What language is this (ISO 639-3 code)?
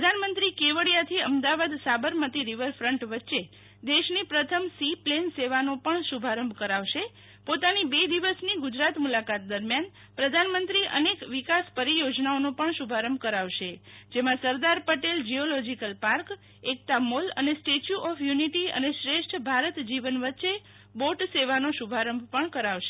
guj